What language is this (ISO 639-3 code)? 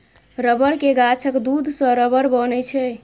mai